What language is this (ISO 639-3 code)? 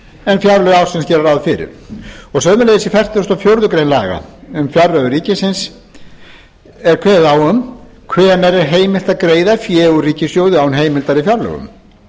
isl